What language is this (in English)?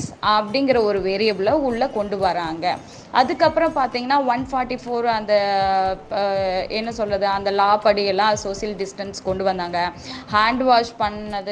Tamil